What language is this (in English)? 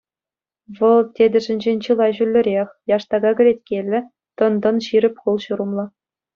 Chuvash